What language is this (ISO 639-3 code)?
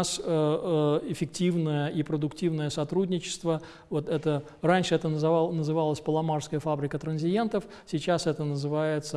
rus